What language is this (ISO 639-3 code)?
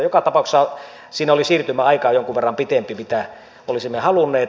fin